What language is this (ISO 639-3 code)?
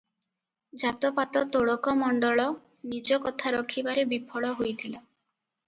ori